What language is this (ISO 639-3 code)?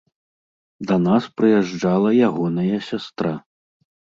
bel